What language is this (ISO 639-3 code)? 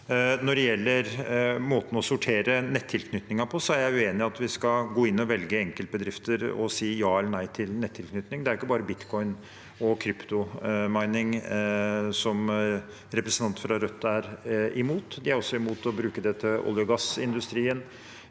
nor